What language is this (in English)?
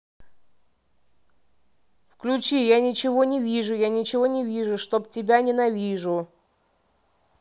Russian